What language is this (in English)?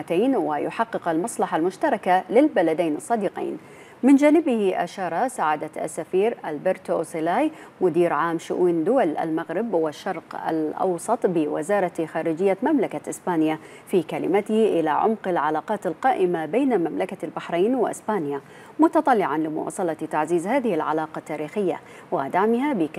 Arabic